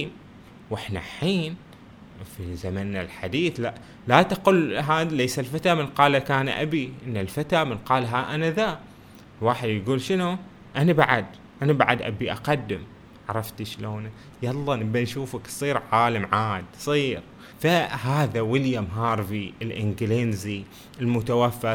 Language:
Arabic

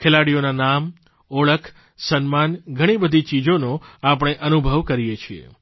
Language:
Gujarati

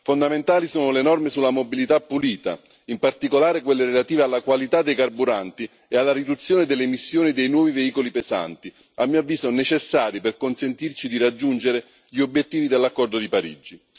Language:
Italian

